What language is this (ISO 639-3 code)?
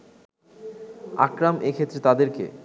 ben